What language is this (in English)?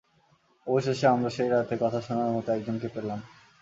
Bangla